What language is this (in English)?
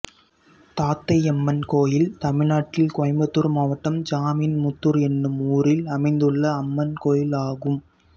Tamil